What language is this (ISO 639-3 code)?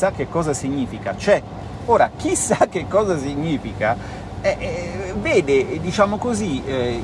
ita